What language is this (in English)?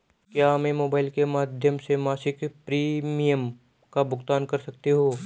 Hindi